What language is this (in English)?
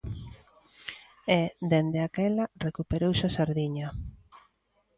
Galician